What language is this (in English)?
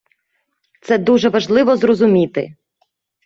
Ukrainian